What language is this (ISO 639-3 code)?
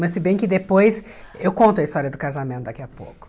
por